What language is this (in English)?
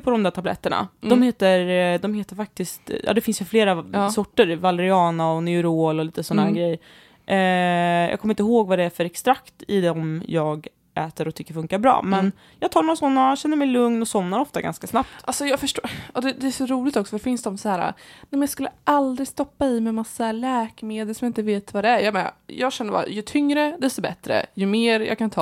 Swedish